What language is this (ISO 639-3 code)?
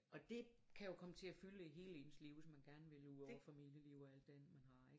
dan